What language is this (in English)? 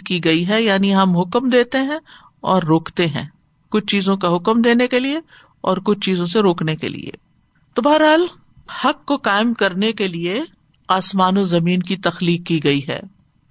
Urdu